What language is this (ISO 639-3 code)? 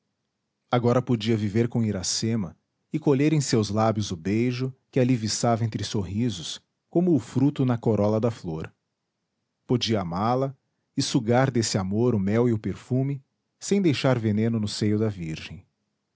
por